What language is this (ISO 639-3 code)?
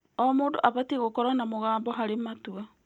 kik